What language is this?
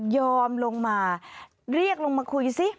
Thai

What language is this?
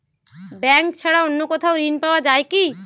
Bangla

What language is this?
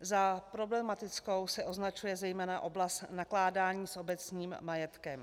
Czech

